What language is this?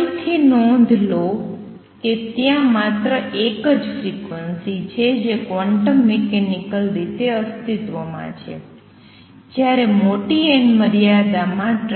Gujarati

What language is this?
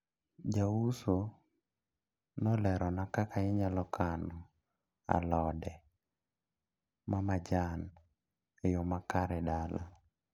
Luo (Kenya and Tanzania)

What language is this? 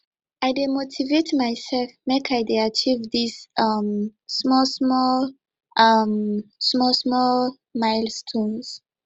Nigerian Pidgin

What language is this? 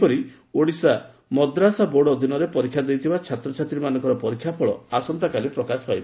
Odia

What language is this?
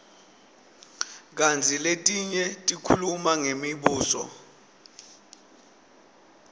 Swati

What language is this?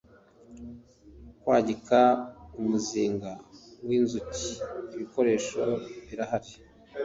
Kinyarwanda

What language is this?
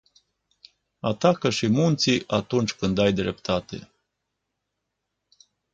Romanian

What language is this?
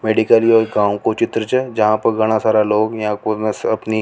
Rajasthani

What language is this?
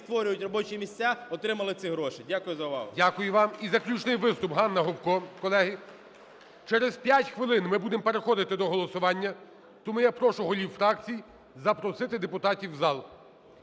Ukrainian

